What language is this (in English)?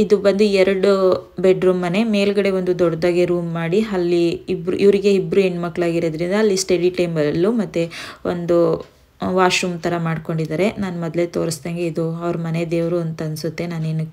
Romanian